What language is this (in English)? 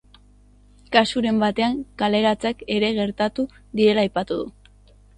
Basque